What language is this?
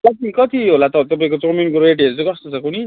Nepali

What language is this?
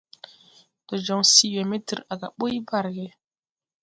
Tupuri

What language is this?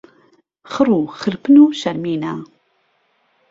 Central Kurdish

